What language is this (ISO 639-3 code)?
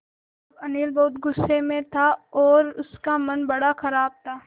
hin